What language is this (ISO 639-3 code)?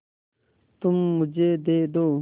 hin